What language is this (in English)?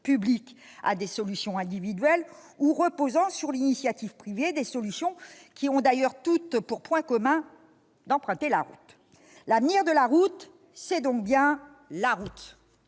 French